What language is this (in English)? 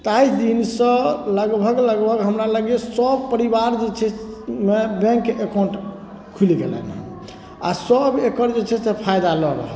Maithili